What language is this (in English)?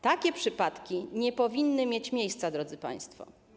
Polish